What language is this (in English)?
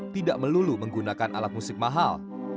Indonesian